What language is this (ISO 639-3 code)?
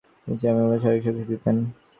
ben